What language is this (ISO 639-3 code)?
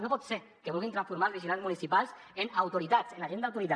cat